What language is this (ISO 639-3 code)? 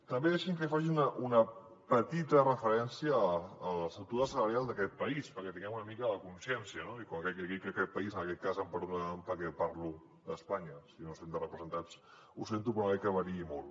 cat